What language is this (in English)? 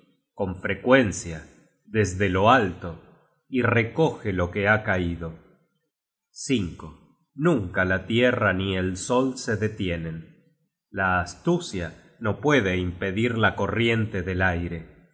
Spanish